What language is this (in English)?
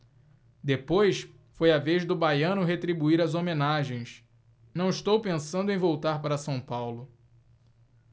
Portuguese